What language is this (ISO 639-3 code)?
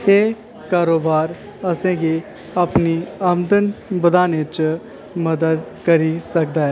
doi